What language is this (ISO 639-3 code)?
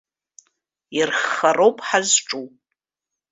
abk